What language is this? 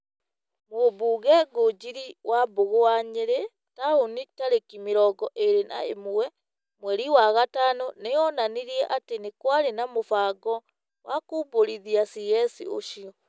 Kikuyu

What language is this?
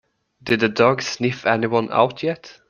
English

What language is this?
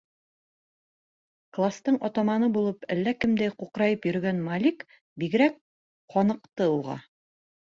Bashkir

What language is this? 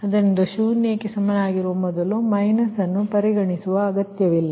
Kannada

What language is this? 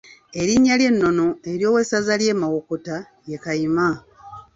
Ganda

